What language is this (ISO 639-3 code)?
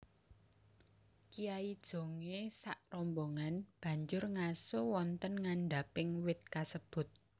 jav